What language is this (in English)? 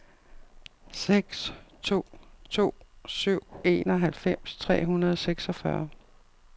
Danish